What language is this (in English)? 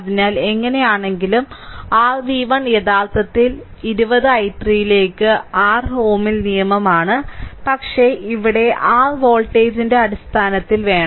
Malayalam